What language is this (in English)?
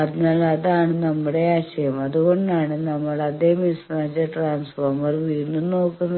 Malayalam